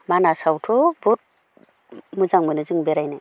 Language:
Bodo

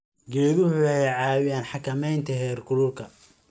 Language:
Somali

